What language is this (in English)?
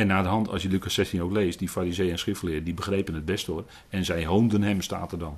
Dutch